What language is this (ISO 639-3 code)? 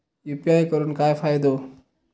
mar